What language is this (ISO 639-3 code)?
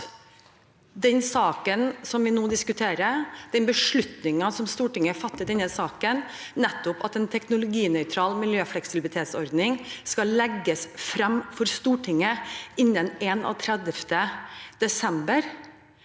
nor